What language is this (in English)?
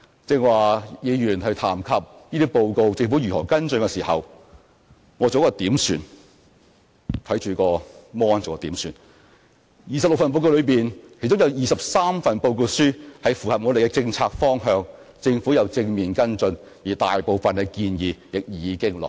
Cantonese